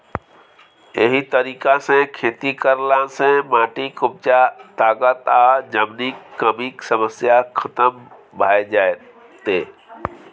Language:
Maithili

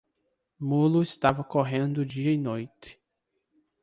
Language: Portuguese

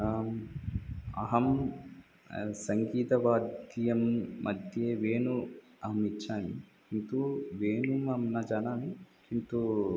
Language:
Sanskrit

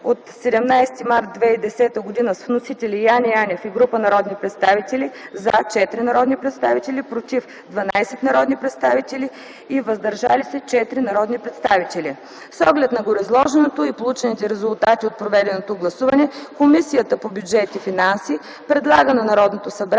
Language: Bulgarian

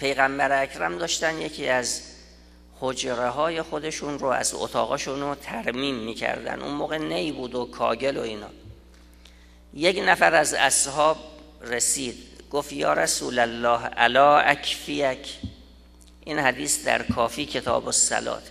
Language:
Persian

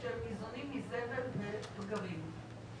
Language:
Hebrew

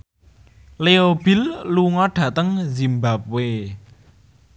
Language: Javanese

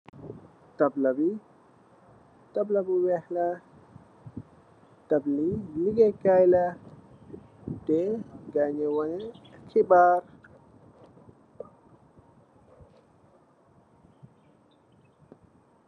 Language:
Wolof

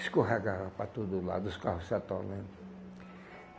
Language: Portuguese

